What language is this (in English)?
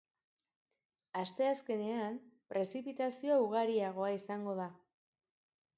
Basque